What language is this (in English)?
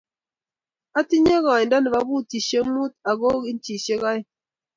Kalenjin